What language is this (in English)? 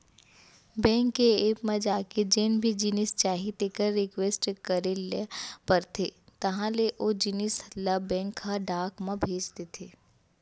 Chhattisgarhi